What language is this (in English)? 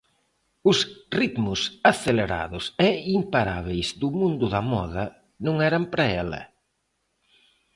Galician